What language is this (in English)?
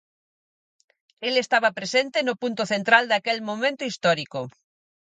Galician